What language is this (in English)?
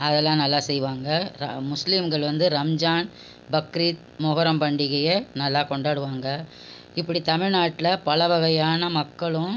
Tamil